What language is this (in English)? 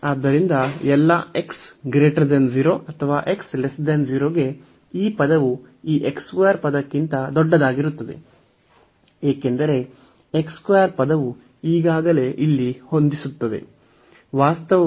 Kannada